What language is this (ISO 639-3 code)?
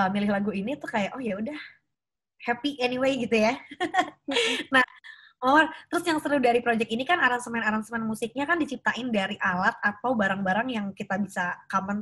ind